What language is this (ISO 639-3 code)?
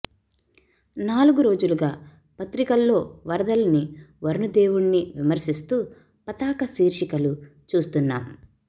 tel